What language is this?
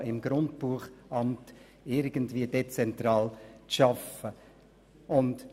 Swiss German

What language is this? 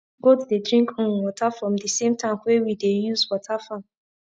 Nigerian Pidgin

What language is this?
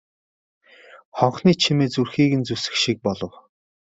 Mongolian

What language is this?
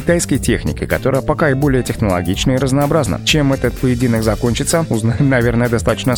Russian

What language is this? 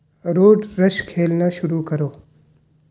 Urdu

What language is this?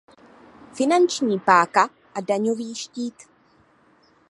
Czech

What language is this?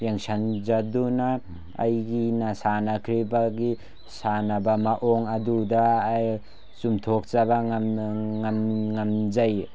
Manipuri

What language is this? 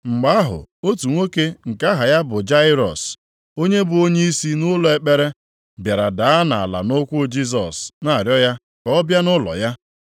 Igbo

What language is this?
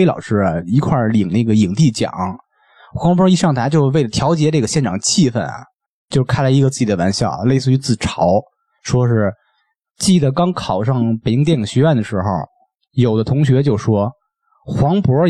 Chinese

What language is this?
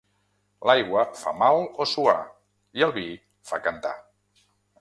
Catalan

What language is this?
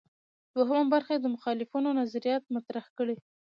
Pashto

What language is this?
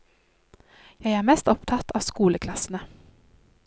Norwegian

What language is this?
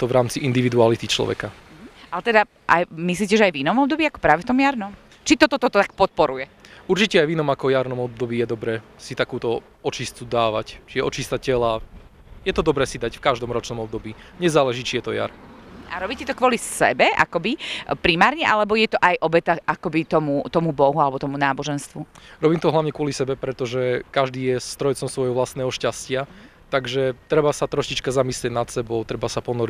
Slovak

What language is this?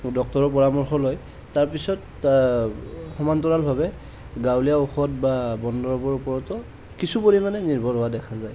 Assamese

